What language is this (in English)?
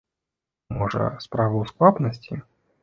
Belarusian